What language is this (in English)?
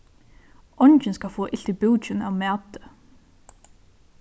Faroese